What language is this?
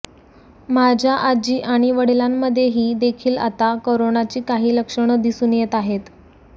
Marathi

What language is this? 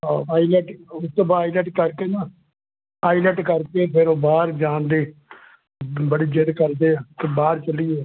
Punjabi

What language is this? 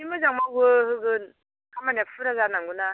Bodo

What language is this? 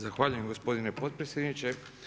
Croatian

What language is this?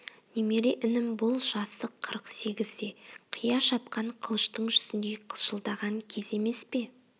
Kazakh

